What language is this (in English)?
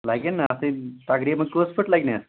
Kashmiri